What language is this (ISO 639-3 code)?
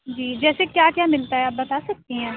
urd